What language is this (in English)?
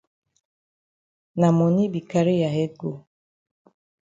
Cameroon Pidgin